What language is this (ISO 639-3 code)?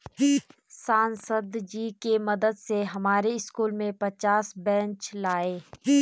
hin